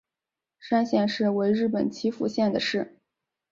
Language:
Chinese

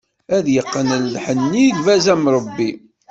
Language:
Kabyle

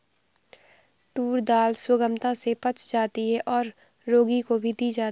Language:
Hindi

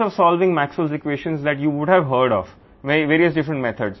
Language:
Telugu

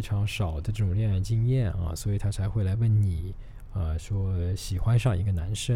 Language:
Chinese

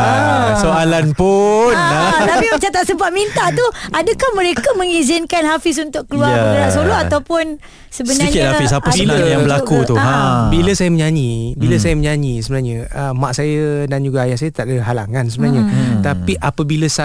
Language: Malay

